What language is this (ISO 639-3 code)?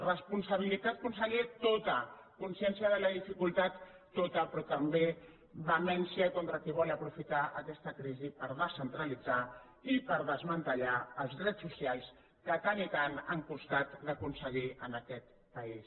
cat